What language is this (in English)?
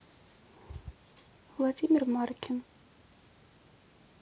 Russian